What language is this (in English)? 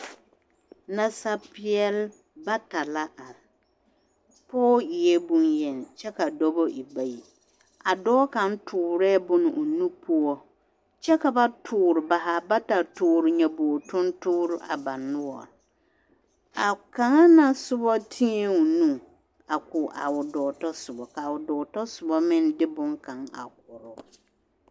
Southern Dagaare